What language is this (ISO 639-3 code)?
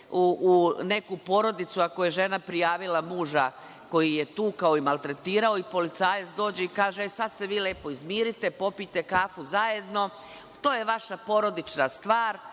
srp